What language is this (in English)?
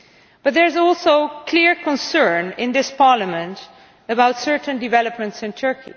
English